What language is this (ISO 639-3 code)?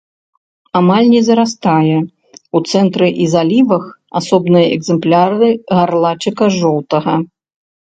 bel